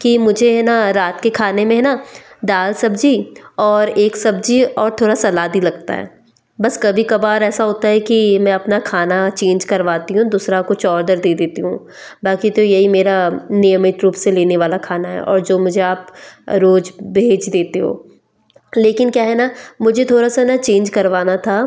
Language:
Hindi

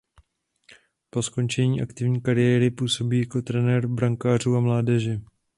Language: Czech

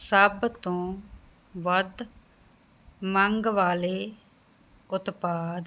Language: Punjabi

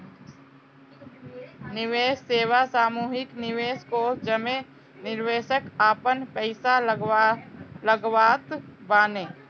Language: Bhojpuri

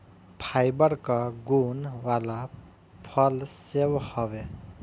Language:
Bhojpuri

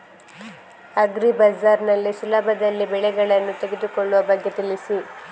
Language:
Kannada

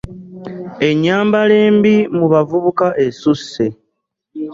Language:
Ganda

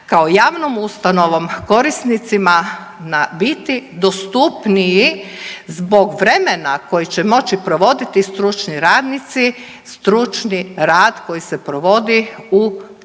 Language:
Croatian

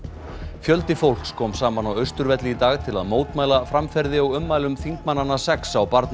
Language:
Icelandic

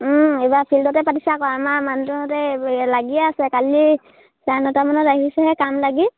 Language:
Assamese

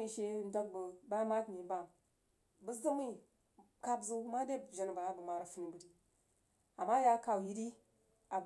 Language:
Jiba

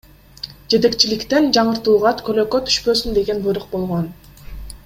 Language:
Kyrgyz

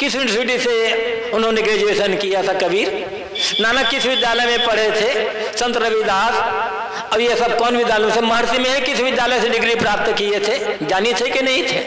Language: Hindi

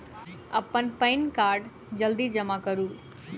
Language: Maithili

